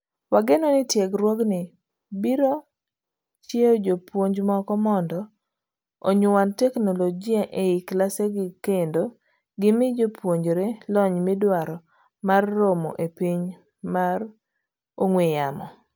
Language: Luo (Kenya and Tanzania)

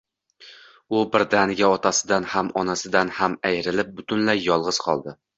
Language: Uzbek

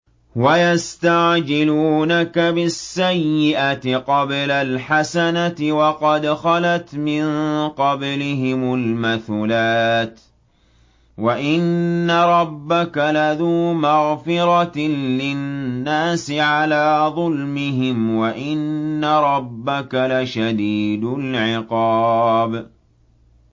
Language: Arabic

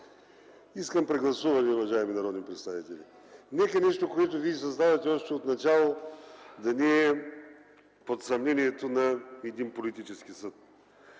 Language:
Bulgarian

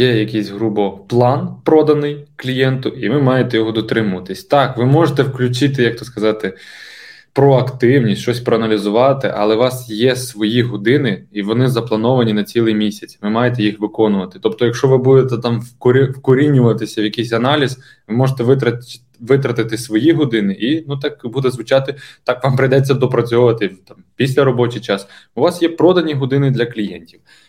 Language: Ukrainian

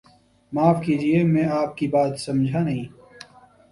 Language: Urdu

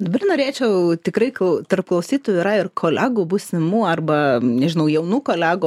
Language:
Lithuanian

